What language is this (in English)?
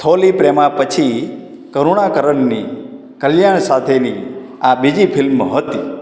Gujarati